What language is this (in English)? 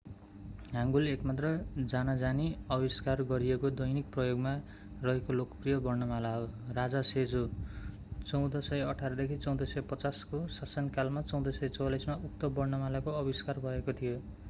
Nepali